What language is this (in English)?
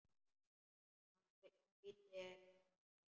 Icelandic